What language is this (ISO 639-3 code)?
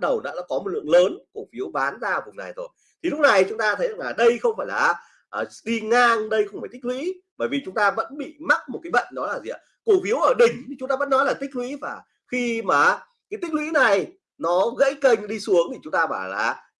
vie